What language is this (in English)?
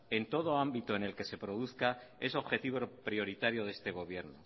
Spanish